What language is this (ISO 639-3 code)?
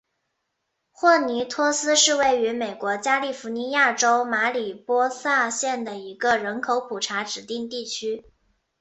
zho